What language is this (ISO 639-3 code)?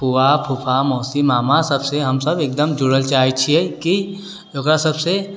mai